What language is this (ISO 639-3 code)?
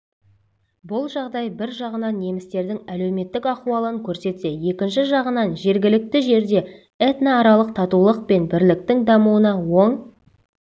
kaz